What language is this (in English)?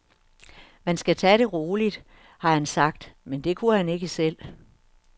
Danish